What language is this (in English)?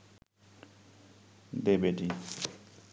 Bangla